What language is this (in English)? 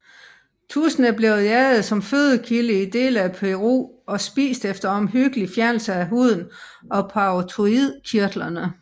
Danish